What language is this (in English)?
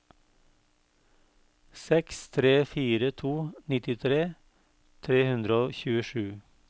Norwegian